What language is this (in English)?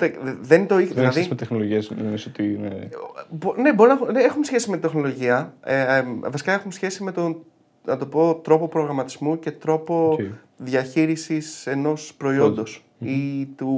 Greek